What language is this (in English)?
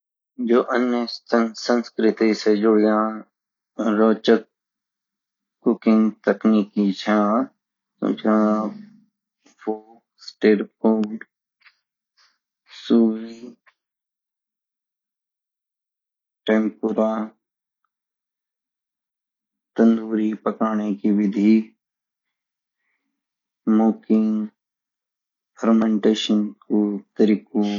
Garhwali